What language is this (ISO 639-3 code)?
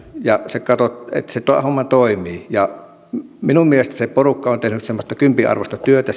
fin